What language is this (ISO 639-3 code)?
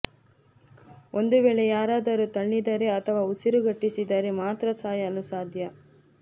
kan